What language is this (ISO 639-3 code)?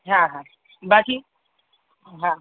snd